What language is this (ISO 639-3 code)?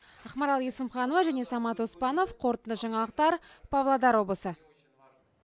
kaz